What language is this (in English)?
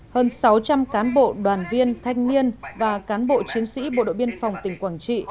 Vietnamese